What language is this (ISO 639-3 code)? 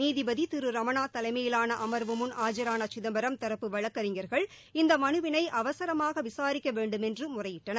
tam